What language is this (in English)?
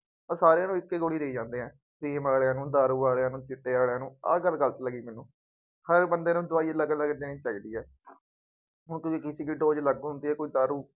Punjabi